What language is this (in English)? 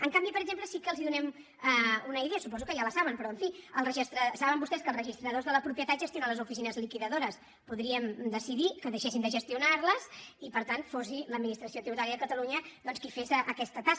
Catalan